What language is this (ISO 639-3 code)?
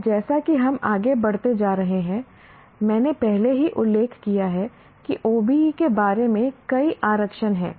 hin